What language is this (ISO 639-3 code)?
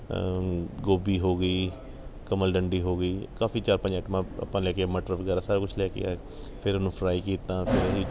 pan